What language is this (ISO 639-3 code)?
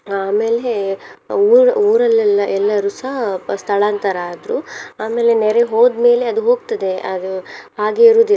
kan